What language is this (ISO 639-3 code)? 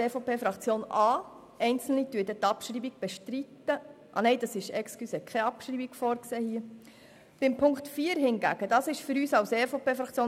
gsw